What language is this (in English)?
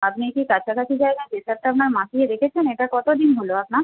Bangla